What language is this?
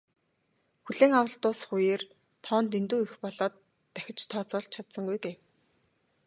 Mongolian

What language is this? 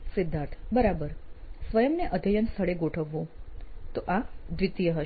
Gujarati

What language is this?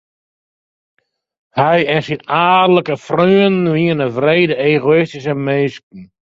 Western Frisian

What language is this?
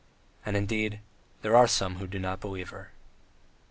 English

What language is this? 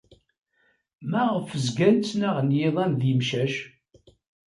Kabyle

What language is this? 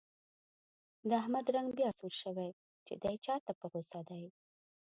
Pashto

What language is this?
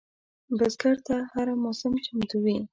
Pashto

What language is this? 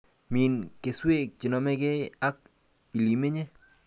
Kalenjin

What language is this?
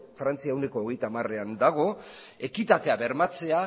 Basque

